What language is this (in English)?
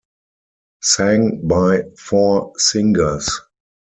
English